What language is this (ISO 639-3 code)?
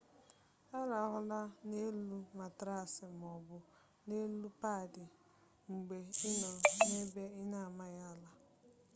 ibo